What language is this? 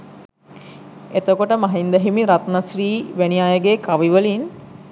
Sinhala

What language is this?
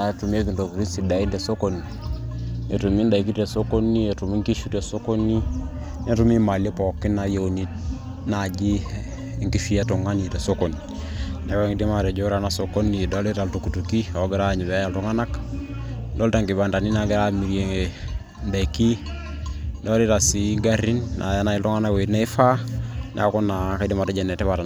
Masai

